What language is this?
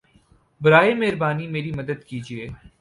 Urdu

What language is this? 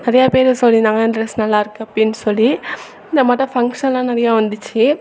Tamil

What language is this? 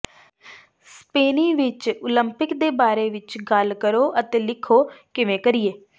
Punjabi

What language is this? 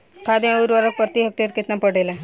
Bhojpuri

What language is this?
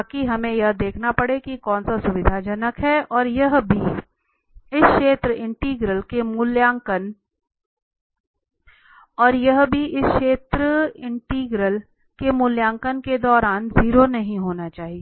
Hindi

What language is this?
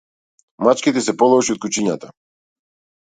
Macedonian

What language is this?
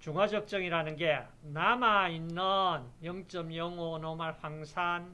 Korean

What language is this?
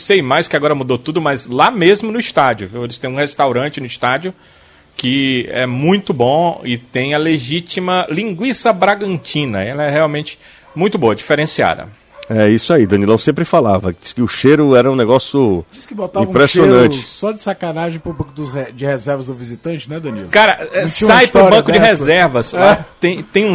Portuguese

